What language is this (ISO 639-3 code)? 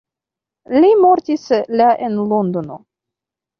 epo